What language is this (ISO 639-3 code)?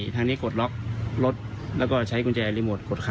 tha